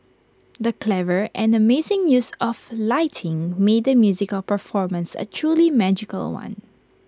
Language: English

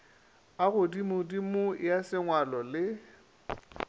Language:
Northern Sotho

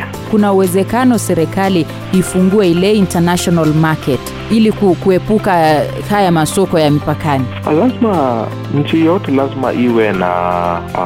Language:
Swahili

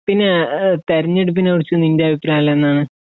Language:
Malayalam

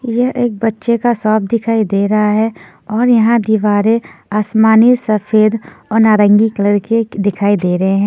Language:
Hindi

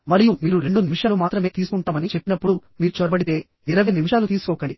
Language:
Telugu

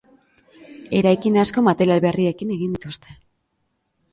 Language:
Basque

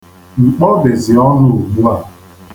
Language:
Igbo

